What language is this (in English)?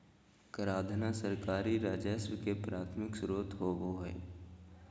Magahi